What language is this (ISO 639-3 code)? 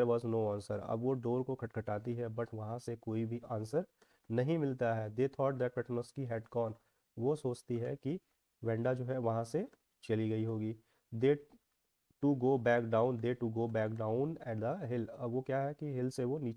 hin